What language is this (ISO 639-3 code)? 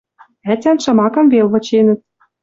mrj